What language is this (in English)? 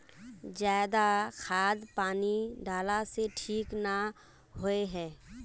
Magahi